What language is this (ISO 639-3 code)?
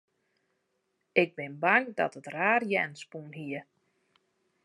fry